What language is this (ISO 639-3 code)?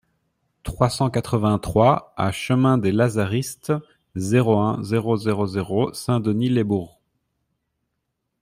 fra